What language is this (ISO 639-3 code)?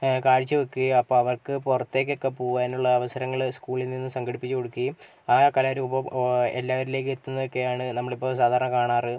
mal